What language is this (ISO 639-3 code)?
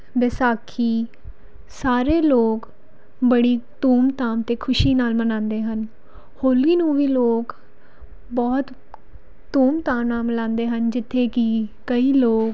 pan